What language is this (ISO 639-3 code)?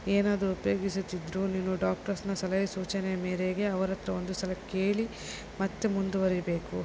kan